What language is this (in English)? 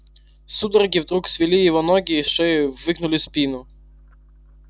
Russian